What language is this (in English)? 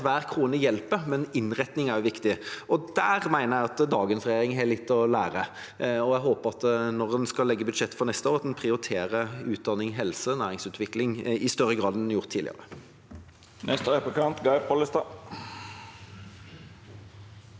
Norwegian